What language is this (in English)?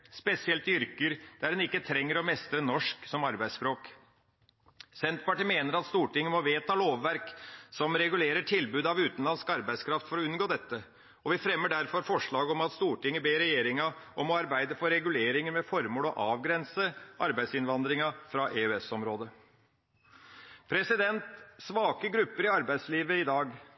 Norwegian Bokmål